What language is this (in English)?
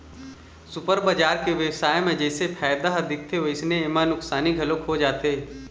Chhattisgarhi